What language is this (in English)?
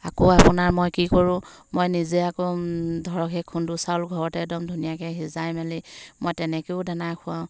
Assamese